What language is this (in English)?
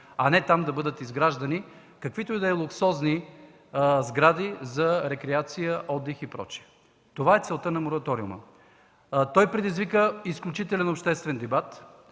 Bulgarian